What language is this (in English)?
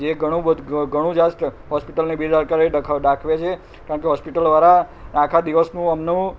Gujarati